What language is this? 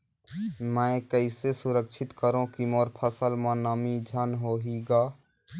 Chhattisgarhi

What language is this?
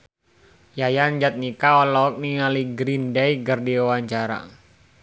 Sundanese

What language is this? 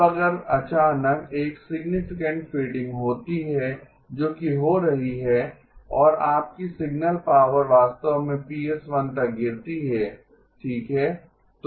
Hindi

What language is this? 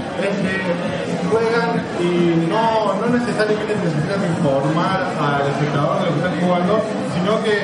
Spanish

